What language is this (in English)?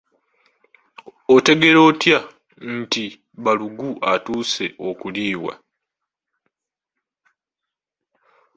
Ganda